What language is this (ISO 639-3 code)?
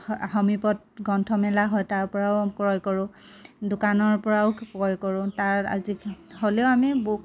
asm